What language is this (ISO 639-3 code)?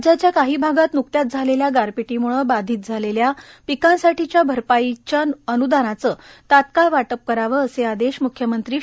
mar